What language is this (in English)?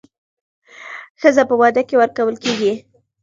Pashto